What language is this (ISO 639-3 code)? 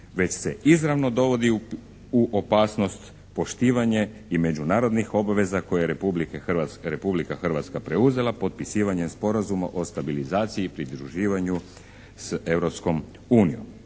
hrv